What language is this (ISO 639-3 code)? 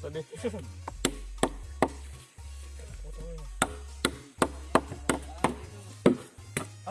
ind